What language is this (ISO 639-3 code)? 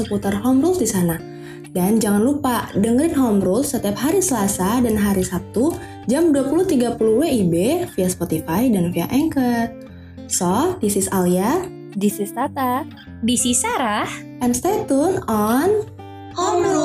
ind